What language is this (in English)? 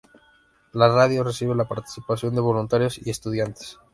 Spanish